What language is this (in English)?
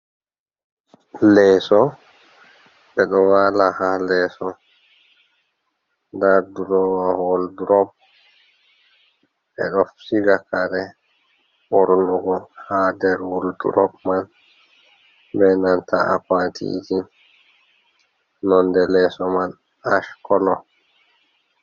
Fula